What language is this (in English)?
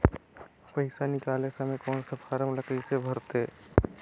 Chhattisgarhi